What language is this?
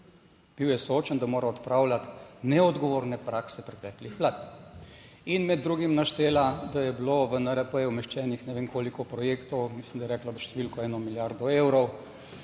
Slovenian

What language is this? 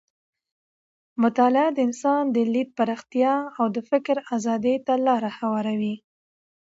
Pashto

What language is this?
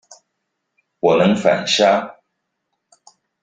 Chinese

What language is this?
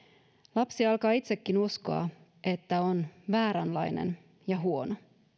Finnish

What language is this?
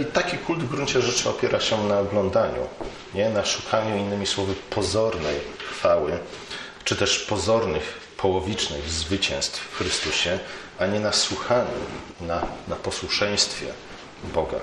Polish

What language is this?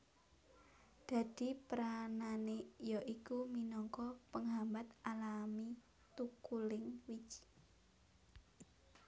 Javanese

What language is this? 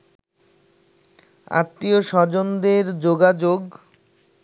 Bangla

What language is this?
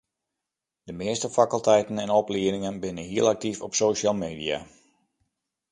Western Frisian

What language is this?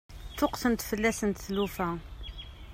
Kabyle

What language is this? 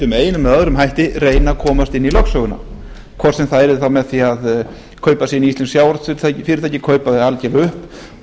Icelandic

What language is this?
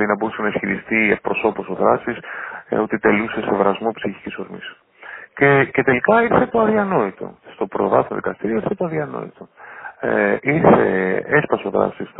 Greek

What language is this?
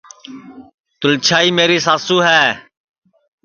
Sansi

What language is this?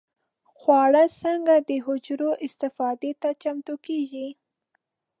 Pashto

